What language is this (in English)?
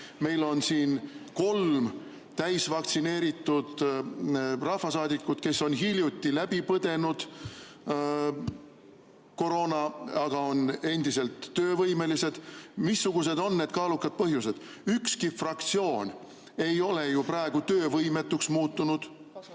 Estonian